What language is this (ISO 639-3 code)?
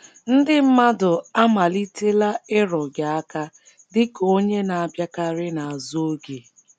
ibo